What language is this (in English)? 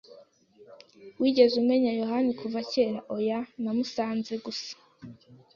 Kinyarwanda